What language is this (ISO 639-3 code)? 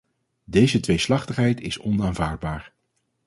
nld